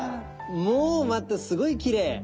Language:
Japanese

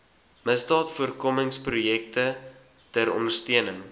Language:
Afrikaans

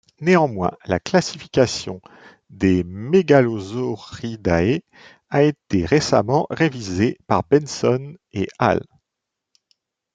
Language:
French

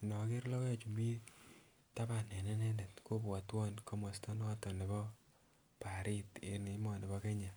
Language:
Kalenjin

